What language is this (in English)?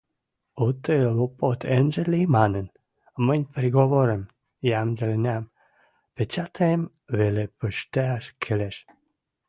Western Mari